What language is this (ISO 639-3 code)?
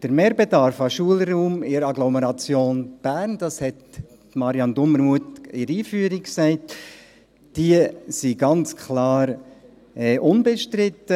gsw